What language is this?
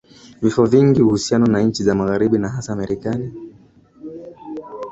Swahili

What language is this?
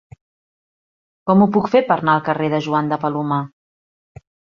Catalan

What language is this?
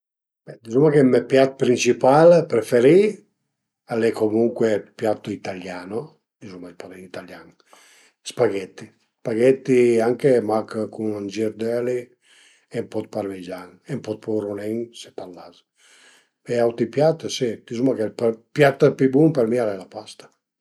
Piedmontese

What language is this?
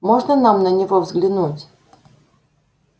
Russian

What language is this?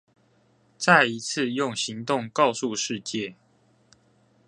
Chinese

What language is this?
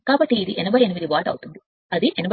Telugu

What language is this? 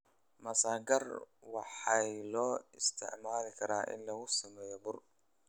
Somali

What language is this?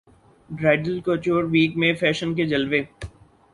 Urdu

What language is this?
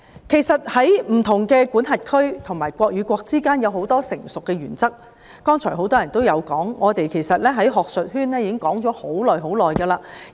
Cantonese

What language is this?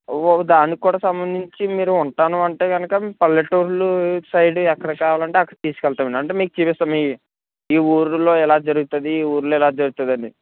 Telugu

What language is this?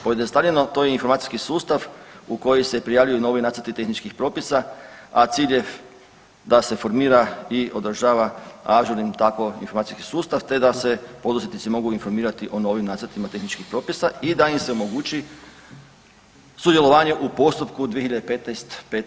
Croatian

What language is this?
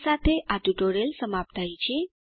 Gujarati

